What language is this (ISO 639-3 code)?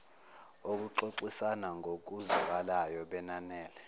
zul